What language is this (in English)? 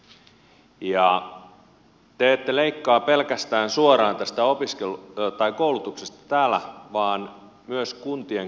Finnish